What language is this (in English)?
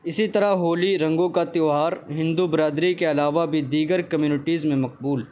Urdu